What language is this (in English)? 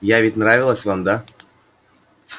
Russian